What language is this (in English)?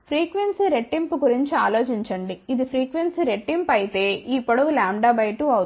Telugu